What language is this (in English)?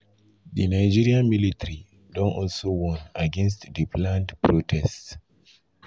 Nigerian Pidgin